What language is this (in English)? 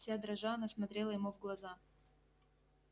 Russian